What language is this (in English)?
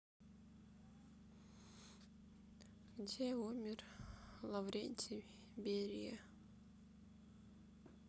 Russian